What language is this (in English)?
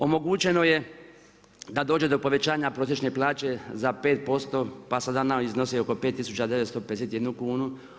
Croatian